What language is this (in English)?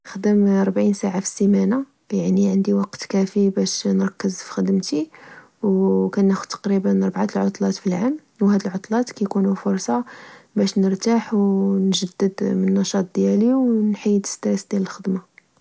Moroccan Arabic